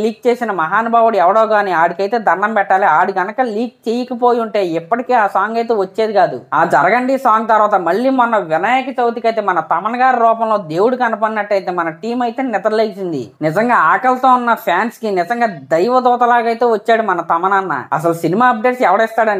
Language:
Telugu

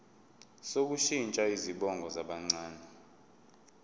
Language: Zulu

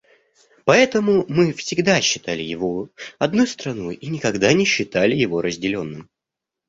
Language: Russian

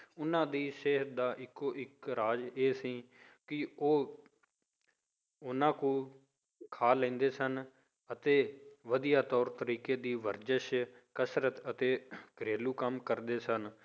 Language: Punjabi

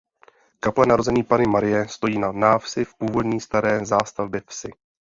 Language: Czech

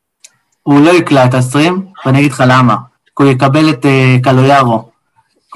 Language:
Hebrew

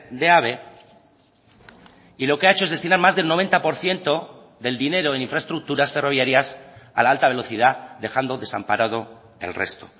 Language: Spanish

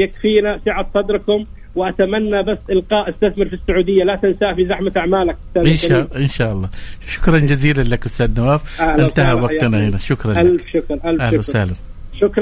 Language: Arabic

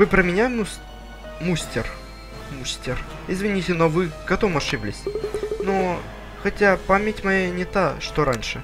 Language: Russian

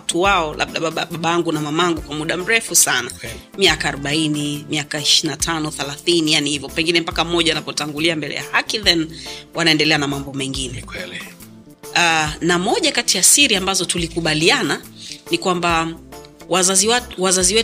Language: Swahili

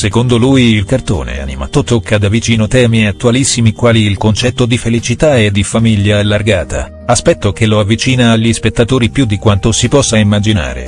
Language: Italian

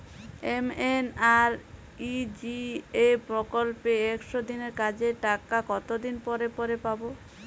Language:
Bangla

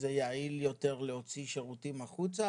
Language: Hebrew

